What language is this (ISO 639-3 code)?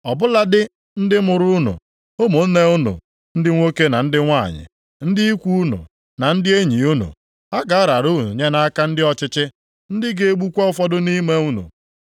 ibo